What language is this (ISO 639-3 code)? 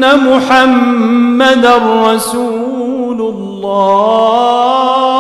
ara